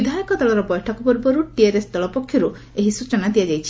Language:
Odia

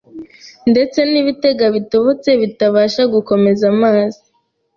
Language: Kinyarwanda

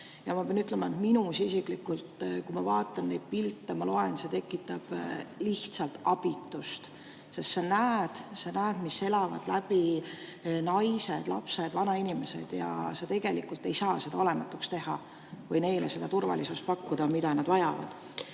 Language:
Estonian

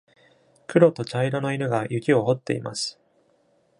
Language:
Japanese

